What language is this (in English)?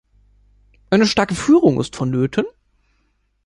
German